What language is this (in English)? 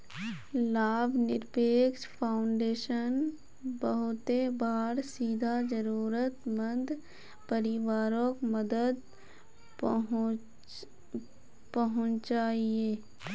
Magahi